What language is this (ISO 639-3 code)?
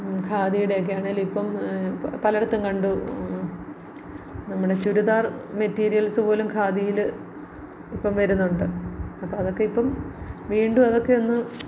mal